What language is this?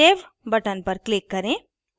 Hindi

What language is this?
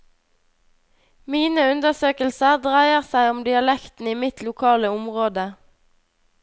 Norwegian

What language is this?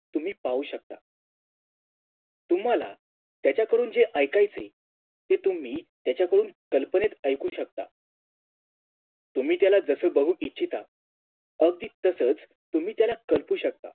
Marathi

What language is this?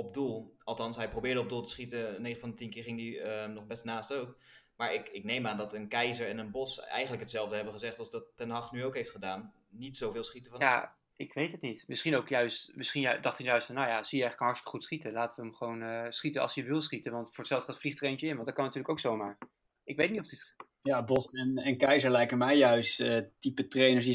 Dutch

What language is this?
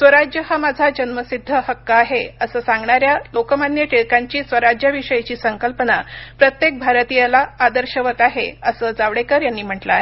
Marathi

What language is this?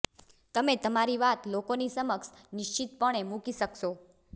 Gujarati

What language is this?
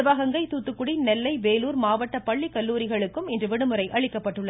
Tamil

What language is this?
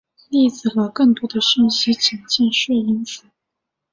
Chinese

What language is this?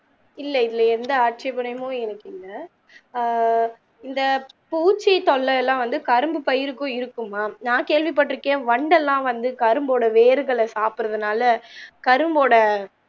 Tamil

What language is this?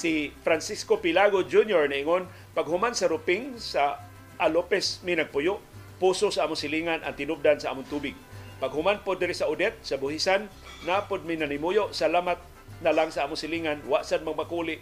Filipino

